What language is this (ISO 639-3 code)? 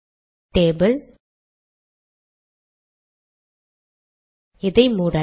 tam